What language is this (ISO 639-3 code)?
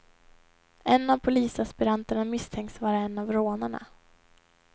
swe